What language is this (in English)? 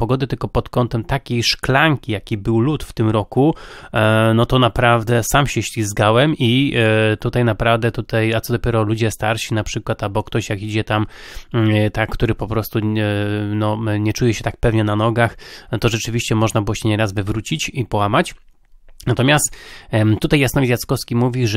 Polish